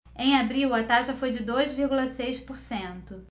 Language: Portuguese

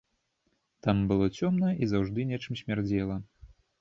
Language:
Belarusian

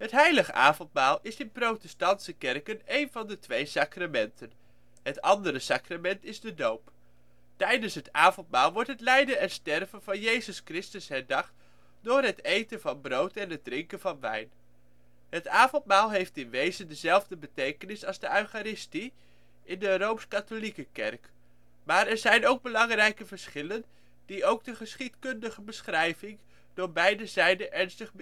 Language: Dutch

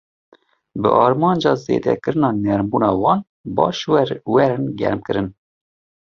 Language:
Kurdish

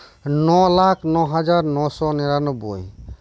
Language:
Santali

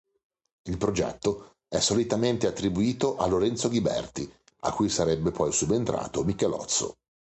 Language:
Italian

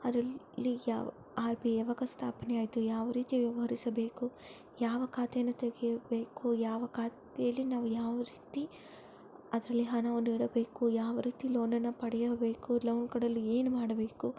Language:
Kannada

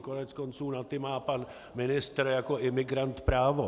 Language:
Czech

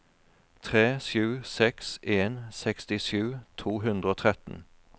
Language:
Norwegian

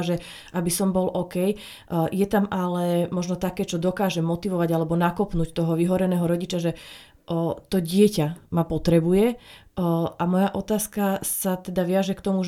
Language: Slovak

